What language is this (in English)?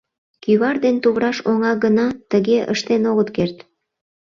Mari